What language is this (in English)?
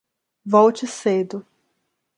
Portuguese